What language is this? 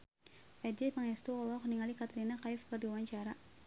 Sundanese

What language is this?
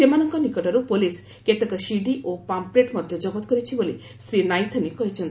Odia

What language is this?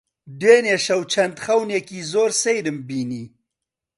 Central Kurdish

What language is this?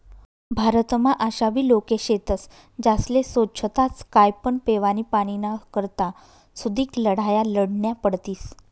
Marathi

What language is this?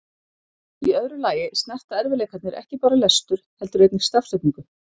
Icelandic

